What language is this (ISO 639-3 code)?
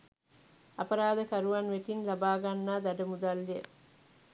sin